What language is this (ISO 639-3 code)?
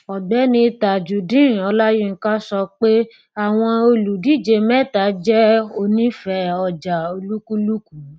yor